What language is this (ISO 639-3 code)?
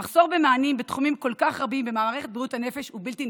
heb